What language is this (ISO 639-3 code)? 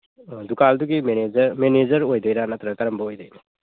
mni